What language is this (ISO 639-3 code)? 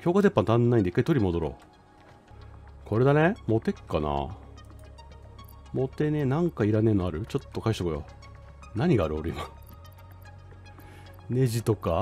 jpn